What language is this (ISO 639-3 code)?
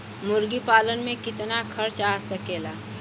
bho